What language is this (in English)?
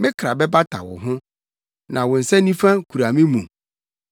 Akan